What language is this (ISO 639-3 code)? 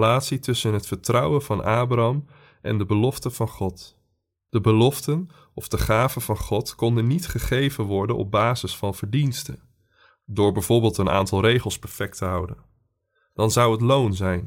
nld